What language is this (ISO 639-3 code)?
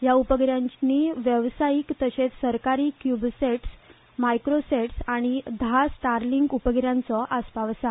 kok